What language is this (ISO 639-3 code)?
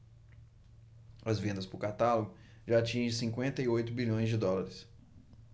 por